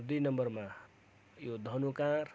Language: Nepali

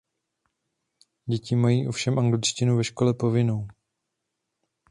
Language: Czech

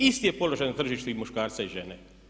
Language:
Croatian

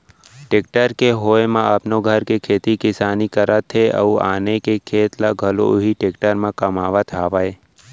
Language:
Chhattisgarhi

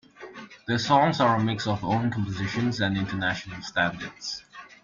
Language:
English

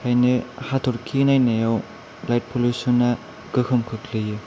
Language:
Bodo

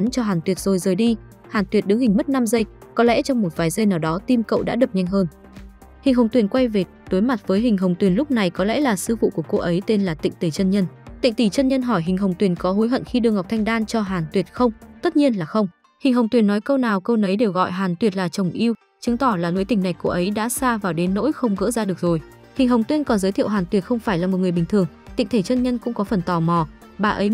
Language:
Vietnamese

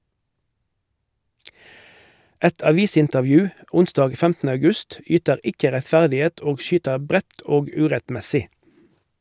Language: Norwegian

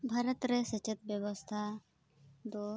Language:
Santali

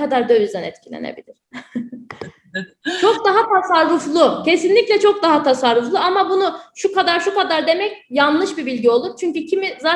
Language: Turkish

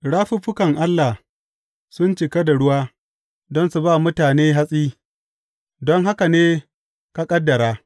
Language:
Hausa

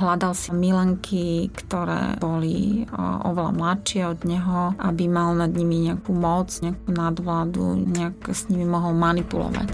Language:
Slovak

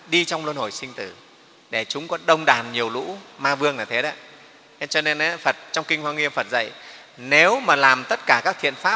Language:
Vietnamese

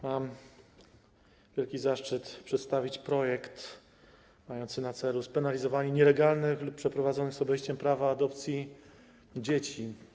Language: Polish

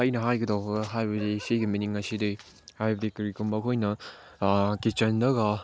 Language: Manipuri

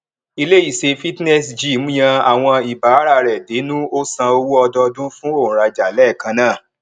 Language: Yoruba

